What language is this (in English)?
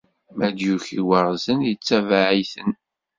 Kabyle